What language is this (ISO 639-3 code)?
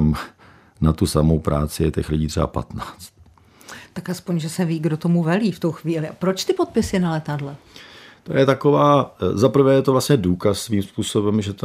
ces